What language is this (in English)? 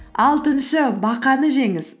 Kazakh